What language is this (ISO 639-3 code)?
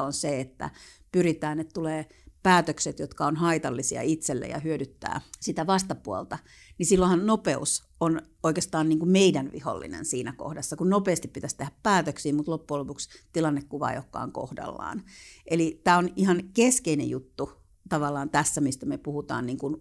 fin